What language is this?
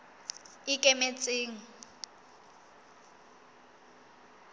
Southern Sotho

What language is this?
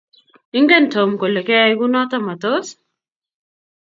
Kalenjin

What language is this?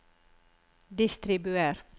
Norwegian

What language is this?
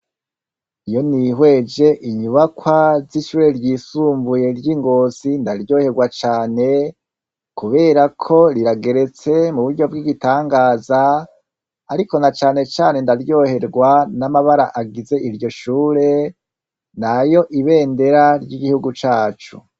Rundi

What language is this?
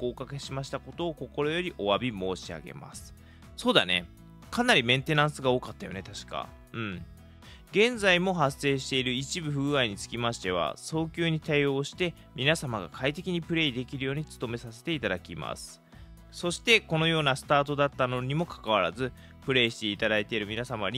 Japanese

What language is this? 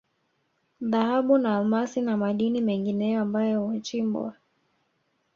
Swahili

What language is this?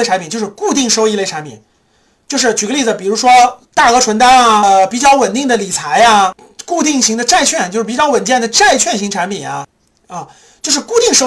Chinese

